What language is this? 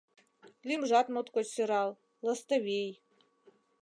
Mari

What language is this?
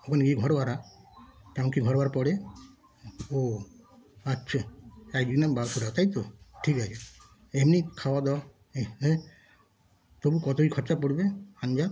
Bangla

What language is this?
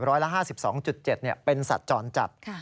Thai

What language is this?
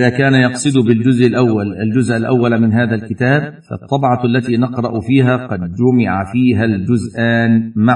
Arabic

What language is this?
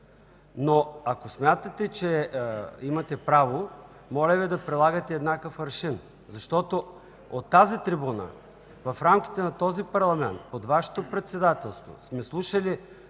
Bulgarian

